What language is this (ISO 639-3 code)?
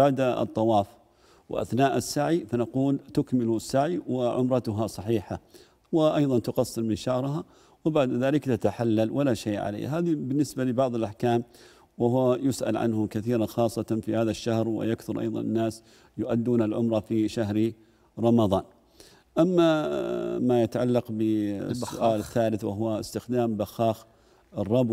ara